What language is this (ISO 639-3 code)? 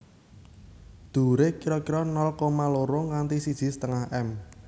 jav